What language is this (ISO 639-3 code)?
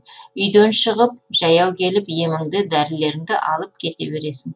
kaz